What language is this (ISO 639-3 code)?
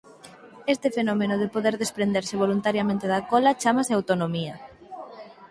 glg